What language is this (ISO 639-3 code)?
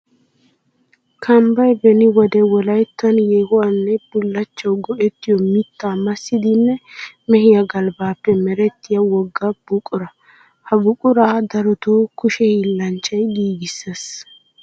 wal